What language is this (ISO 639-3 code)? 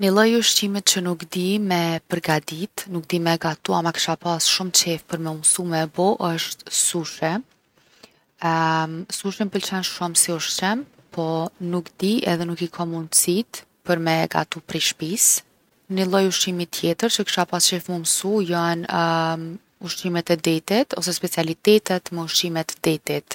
aln